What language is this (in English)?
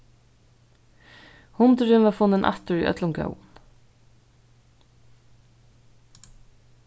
Faroese